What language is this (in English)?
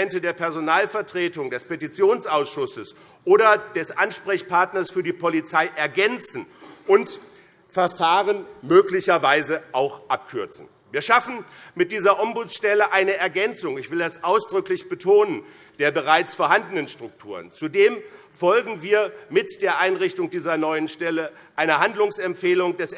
German